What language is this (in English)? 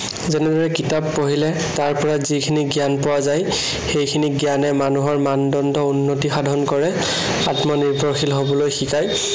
Assamese